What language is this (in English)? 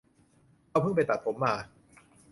Thai